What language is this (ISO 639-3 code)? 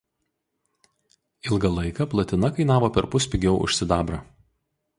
lit